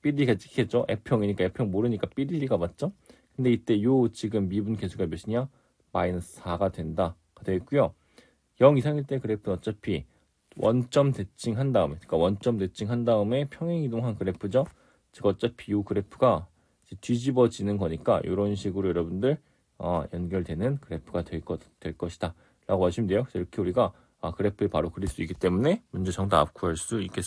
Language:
Korean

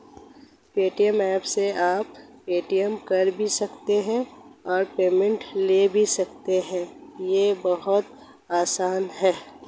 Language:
Hindi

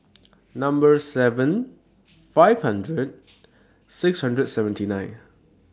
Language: English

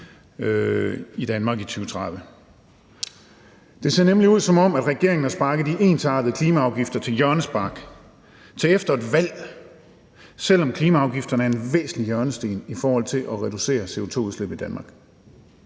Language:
Danish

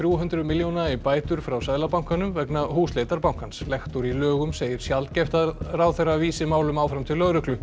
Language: Icelandic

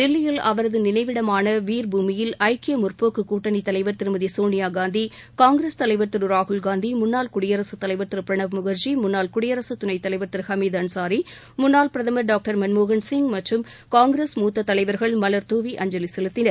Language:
Tamil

